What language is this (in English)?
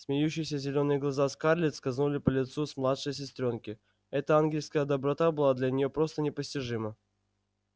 Russian